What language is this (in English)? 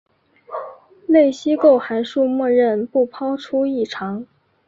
Chinese